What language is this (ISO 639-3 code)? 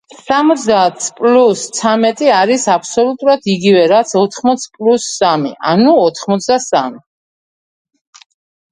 kat